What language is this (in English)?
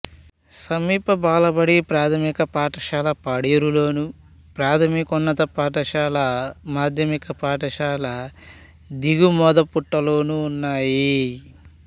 Telugu